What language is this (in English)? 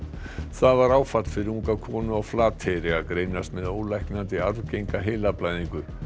Icelandic